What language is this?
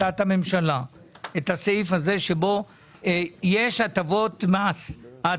Hebrew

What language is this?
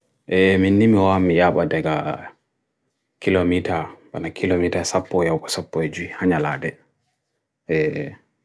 Bagirmi Fulfulde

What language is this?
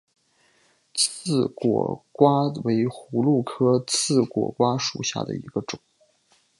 Chinese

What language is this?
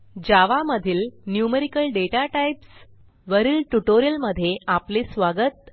Marathi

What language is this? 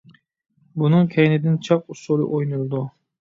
Uyghur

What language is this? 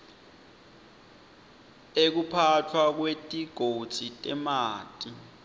Swati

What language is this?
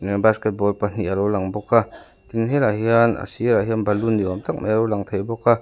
Mizo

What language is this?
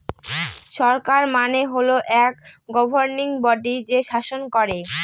Bangla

